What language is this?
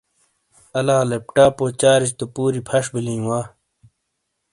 Shina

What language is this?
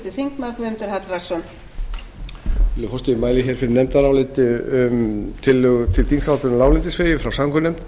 Icelandic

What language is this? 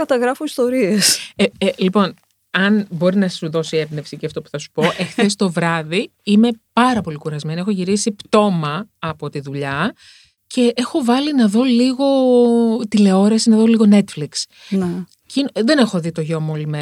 Greek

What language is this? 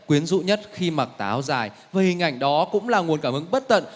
Vietnamese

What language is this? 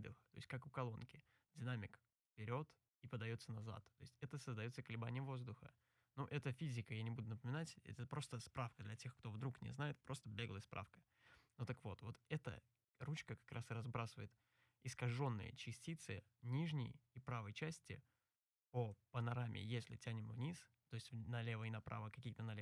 Russian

